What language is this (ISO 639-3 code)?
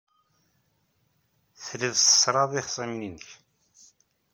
kab